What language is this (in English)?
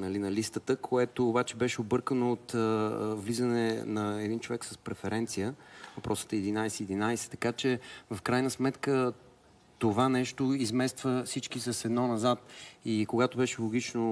Bulgarian